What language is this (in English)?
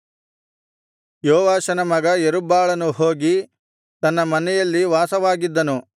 Kannada